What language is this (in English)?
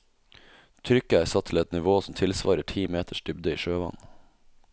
Norwegian